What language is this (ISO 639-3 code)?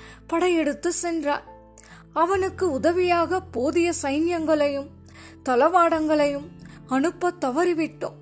tam